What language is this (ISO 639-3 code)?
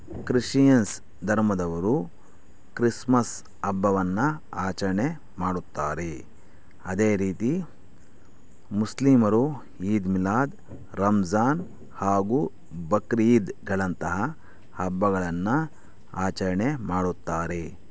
kan